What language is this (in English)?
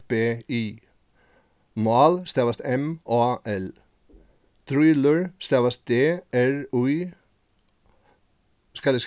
Faroese